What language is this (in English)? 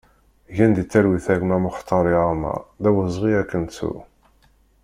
Kabyle